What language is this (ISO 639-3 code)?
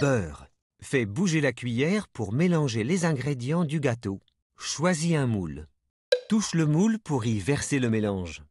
fra